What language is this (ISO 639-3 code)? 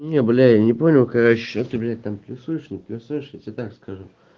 rus